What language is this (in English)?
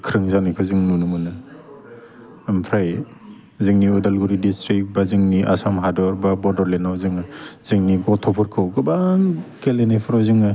Bodo